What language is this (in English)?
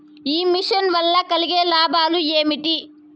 Telugu